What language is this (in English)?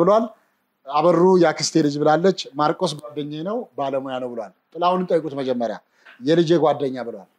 Arabic